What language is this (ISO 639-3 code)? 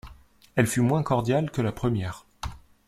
fra